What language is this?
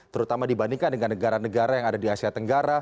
Indonesian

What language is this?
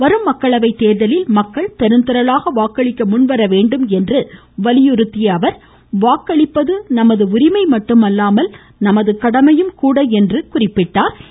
Tamil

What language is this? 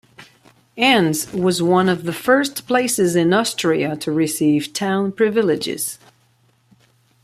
English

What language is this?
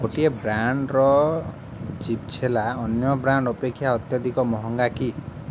Odia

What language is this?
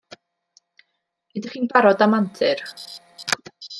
Welsh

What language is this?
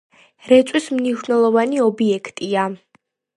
Georgian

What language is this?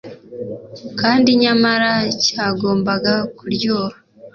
Kinyarwanda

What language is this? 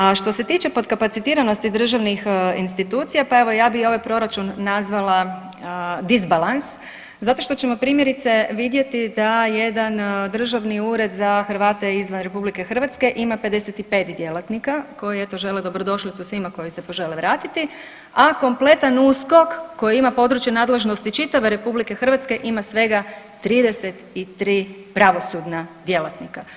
Croatian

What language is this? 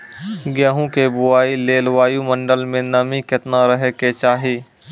Maithili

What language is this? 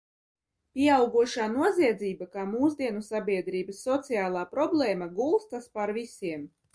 Latvian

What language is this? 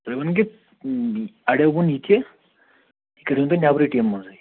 Kashmiri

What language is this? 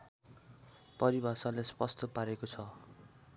Nepali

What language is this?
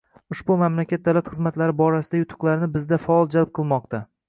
Uzbek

